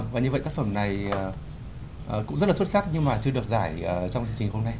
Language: Vietnamese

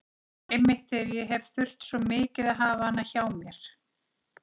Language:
Icelandic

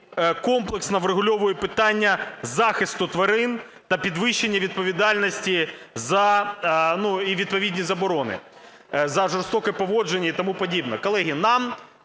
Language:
Ukrainian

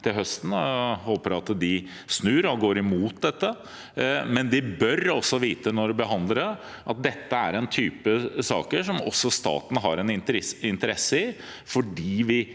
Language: Norwegian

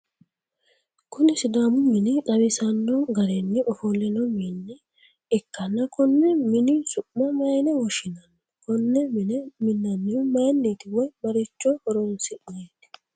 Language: Sidamo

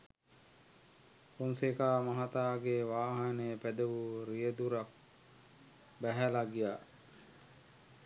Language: Sinhala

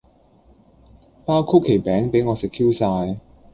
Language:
Cantonese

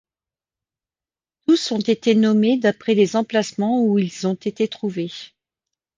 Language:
French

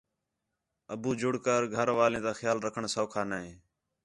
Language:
Khetrani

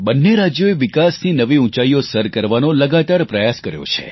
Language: Gujarati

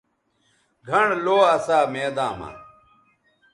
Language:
Bateri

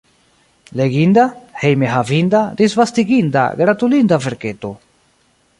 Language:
Esperanto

